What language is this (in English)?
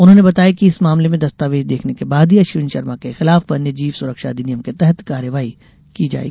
Hindi